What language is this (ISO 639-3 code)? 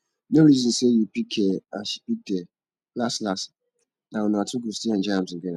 pcm